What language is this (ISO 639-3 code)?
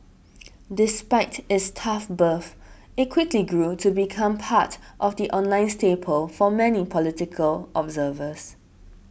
eng